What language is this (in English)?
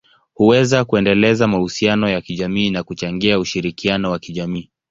Swahili